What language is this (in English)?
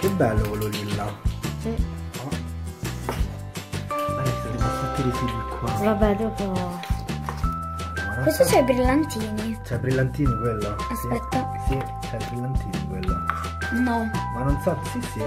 Italian